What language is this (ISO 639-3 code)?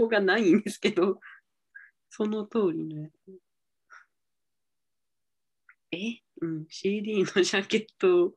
jpn